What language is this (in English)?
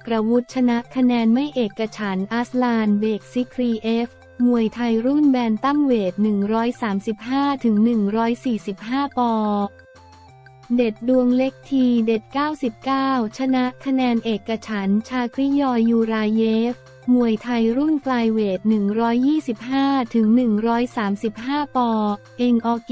Thai